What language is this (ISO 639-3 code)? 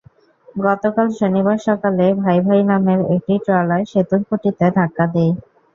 ben